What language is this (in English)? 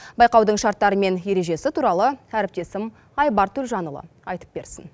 Kazakh